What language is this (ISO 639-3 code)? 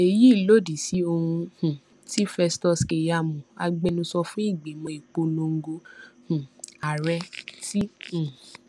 yor